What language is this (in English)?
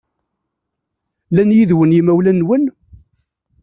Kabyle